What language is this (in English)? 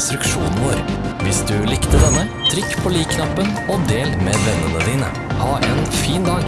Norwegian